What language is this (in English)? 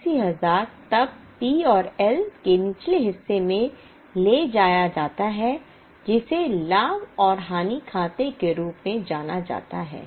Hindi